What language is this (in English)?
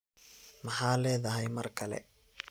Somali